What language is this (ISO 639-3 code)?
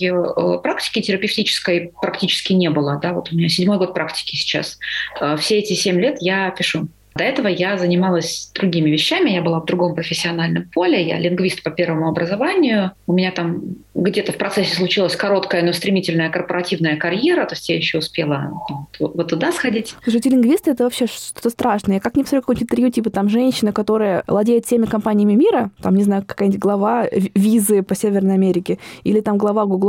rus